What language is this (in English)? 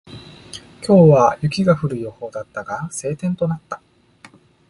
Japanese